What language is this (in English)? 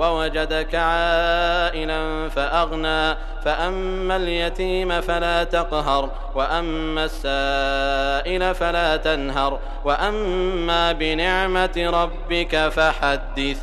Arabic